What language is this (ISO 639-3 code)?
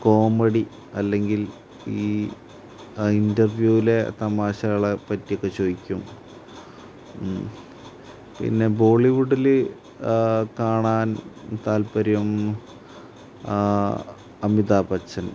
mal